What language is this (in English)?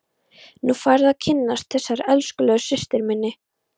Icelandic